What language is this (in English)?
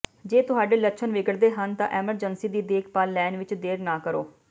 Punjabi